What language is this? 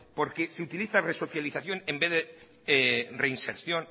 Spanish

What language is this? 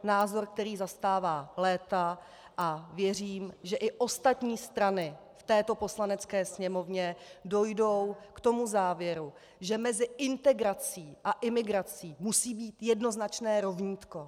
Czech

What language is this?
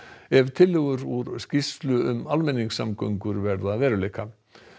Icelandic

